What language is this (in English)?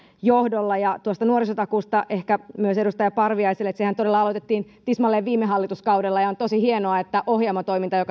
Finnish